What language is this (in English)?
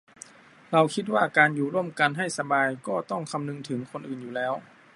Thai